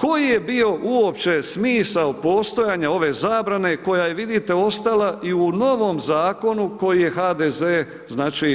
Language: Croatian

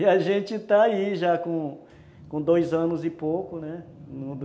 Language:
Portuguese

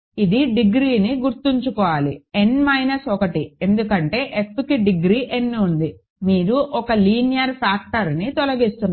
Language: Telugu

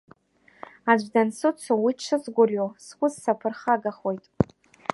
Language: Abkhazian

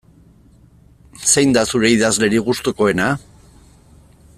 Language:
Basque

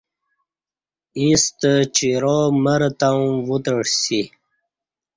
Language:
Kati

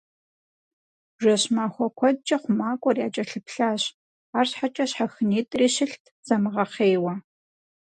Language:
Kabardian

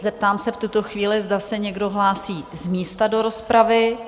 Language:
Czech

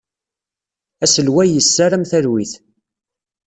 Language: Kabyle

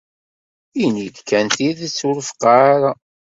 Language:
Kabyle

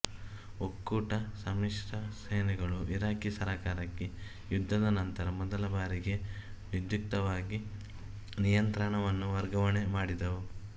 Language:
Kannada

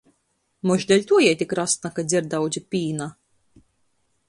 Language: Latgalian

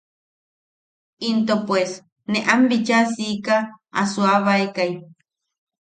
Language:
Yaqui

